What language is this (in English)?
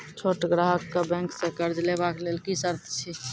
Maithili